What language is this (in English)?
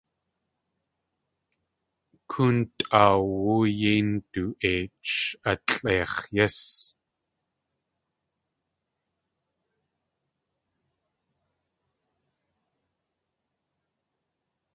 Tlingit